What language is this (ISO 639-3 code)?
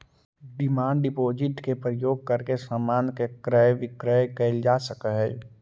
mag